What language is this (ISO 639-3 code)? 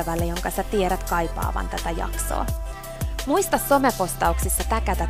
fin